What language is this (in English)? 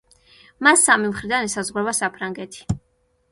Georgian